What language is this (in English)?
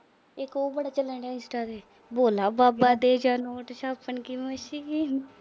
Punjabi